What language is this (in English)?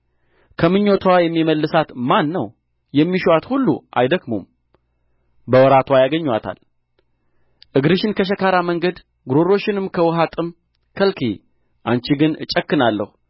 Amharic